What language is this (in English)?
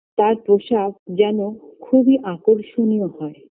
Bangla